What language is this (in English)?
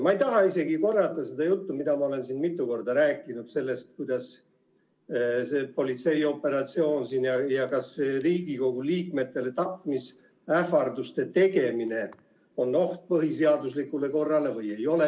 Estonian